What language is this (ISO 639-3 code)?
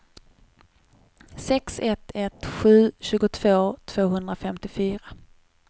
swe